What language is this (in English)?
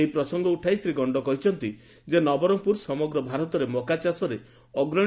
Odia